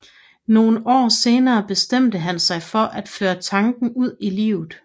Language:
Danish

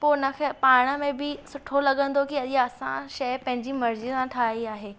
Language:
Sindhi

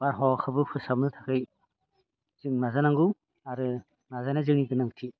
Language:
Bodo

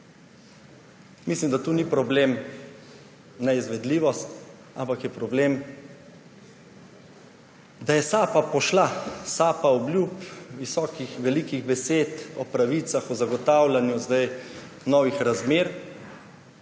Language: Slovenian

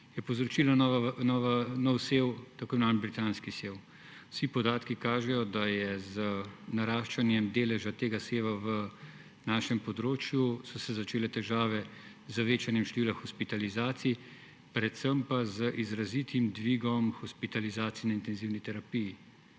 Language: Slovenian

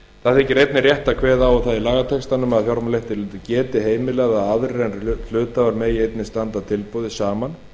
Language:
Icelandic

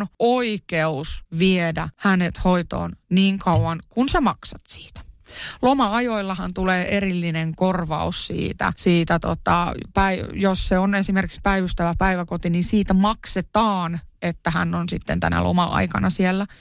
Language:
Finnish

